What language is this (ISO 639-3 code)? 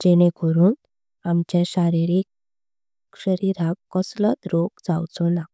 kok